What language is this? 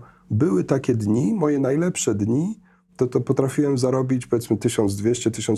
Polish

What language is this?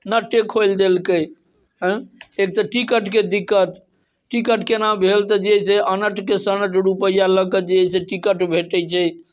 Maithili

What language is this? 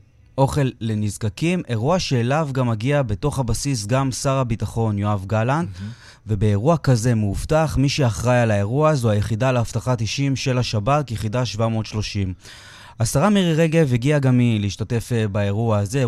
Hebrew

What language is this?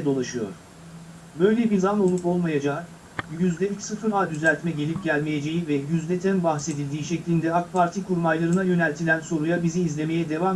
Turkish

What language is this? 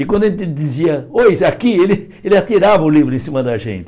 Portuguese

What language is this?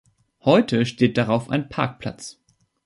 German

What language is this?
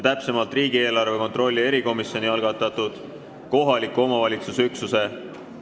Estonian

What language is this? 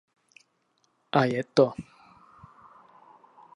Czech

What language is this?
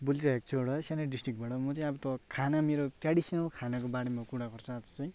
Nepali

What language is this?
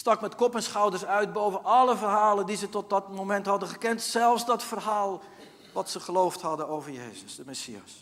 Dutch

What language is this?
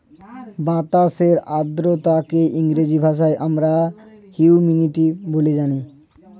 Bangla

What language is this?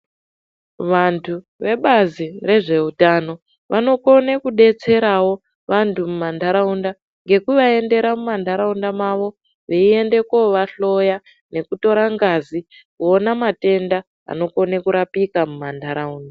Ndau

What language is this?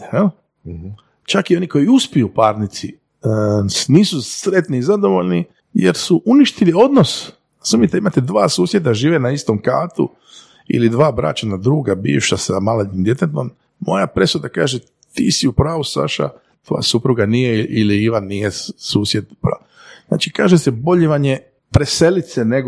Croatian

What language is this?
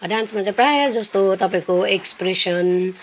Nepali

